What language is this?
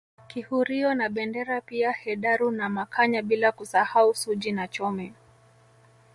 Swahili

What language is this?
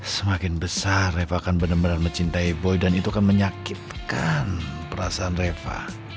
Indonesian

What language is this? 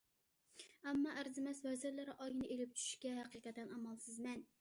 Uyghur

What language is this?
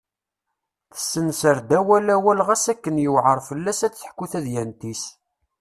Kabyle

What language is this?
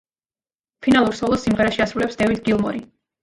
Georgian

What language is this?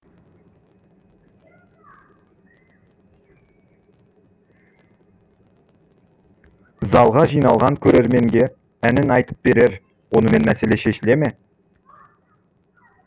Kazakh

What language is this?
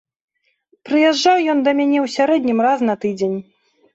Belarusian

